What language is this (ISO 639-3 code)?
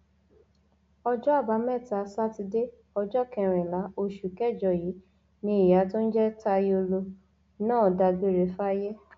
yor